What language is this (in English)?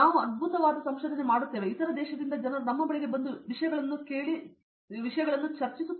Kannada